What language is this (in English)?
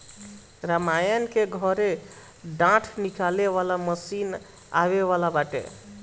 Bhojpuri